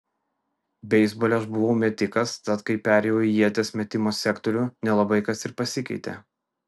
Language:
Lithuanian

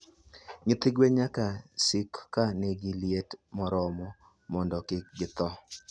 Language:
Luo (Kenya and Tanzania)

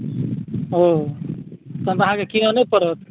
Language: Maithili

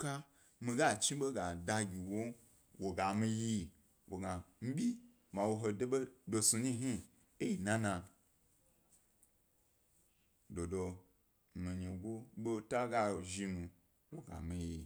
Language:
Gbari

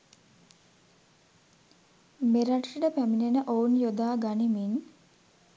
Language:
Sinhala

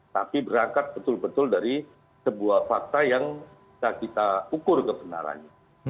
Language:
Indonesian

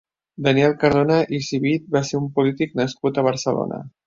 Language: Catalan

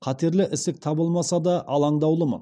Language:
Kazakh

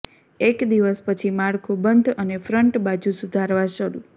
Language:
Gujarati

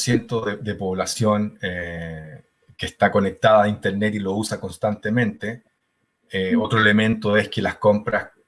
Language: Spanish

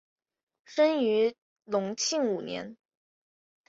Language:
Chinese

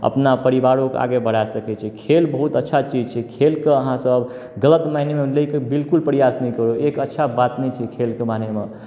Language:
Maithili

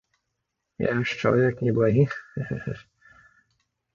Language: Belarusian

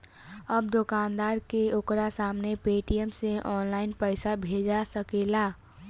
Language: Bhojpuri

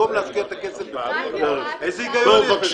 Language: Hebrew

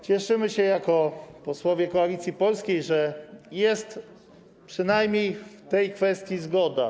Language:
Polish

